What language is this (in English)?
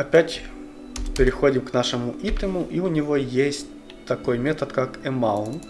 Russian